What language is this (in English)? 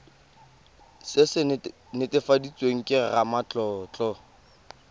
Tswana